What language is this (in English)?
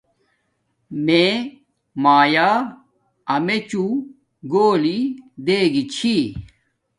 Domaaki